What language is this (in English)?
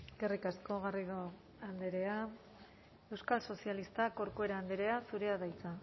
Basque